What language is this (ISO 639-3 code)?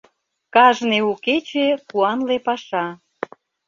chm